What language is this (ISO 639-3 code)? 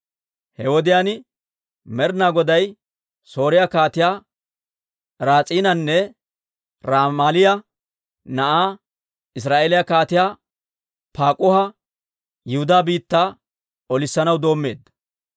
dwr